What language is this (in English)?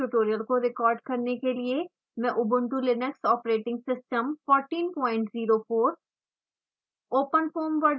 Hindi